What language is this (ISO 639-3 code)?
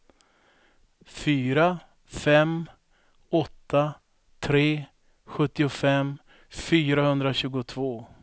swe